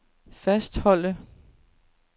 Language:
Danish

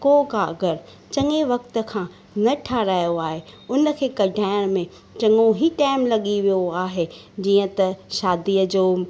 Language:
Sindhi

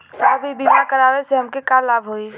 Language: Bhojpuri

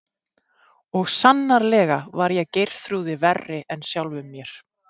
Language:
Icelandic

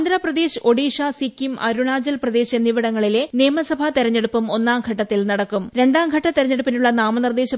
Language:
Malayalam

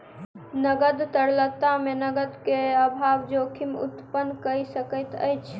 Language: Maithili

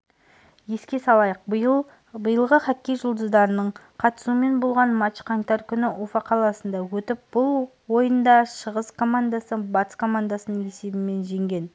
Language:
Kazakh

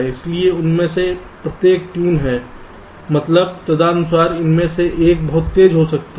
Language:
Hindi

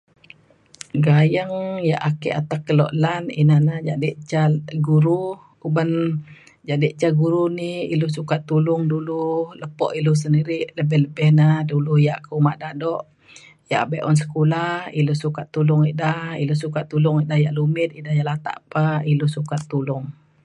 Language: Mainstream Kenyah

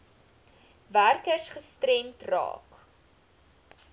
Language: Afrikaans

